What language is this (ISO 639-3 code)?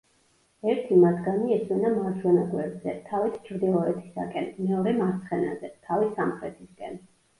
kat